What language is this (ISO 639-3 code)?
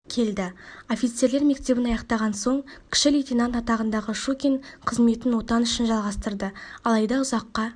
kaz